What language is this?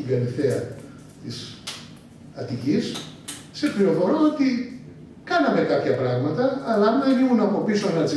Greek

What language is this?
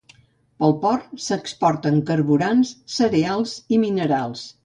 Catalan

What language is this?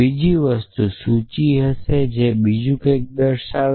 Gujarati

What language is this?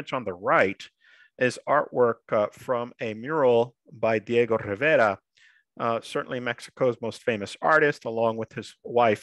English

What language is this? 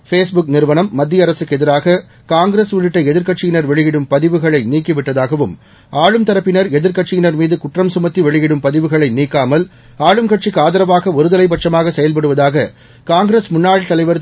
Tamil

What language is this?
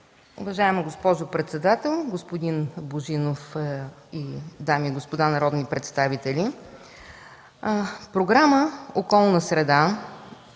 Bulgarian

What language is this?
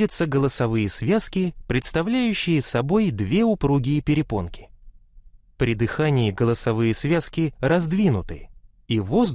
Russian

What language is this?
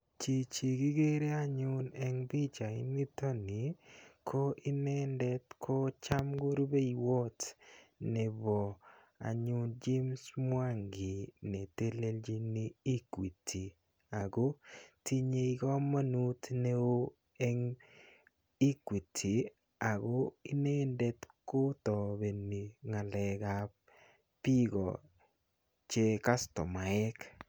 Kalenjin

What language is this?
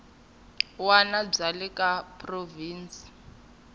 Tsonga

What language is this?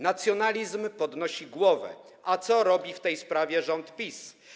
Polish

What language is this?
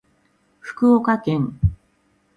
Japanese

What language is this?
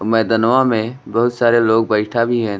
Bhojpuri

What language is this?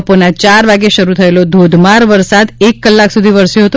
Gujarati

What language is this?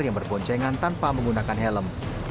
Indonesian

